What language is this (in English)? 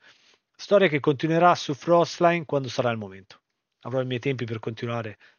Italian